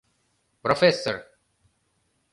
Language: Mari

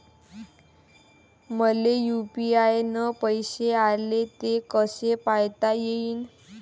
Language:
Marathi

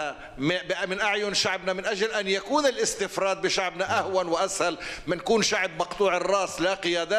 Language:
Arabic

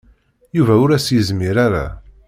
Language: Kabyle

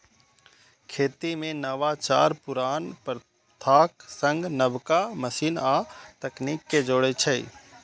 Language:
Maithili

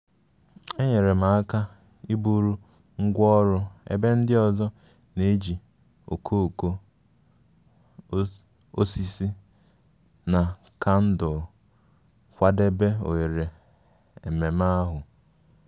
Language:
Igbo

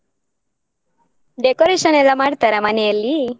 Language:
Kannada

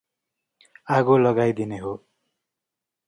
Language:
Nepali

